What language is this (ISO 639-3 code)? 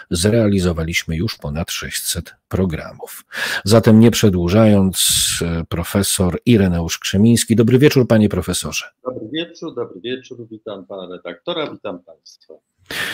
pol